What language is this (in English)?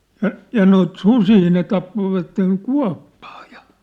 Finnish